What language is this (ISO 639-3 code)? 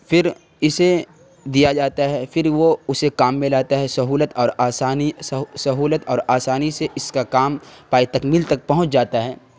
urd